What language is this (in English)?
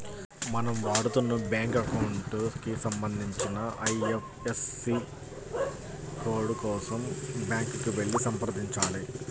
Telugu